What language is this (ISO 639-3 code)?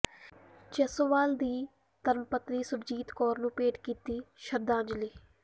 pan